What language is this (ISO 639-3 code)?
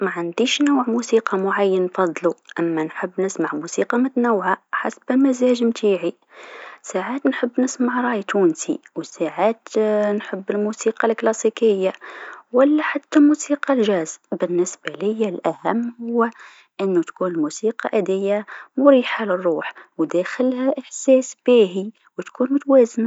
aeb